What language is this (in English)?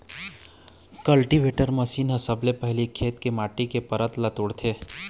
Chhattisgarhi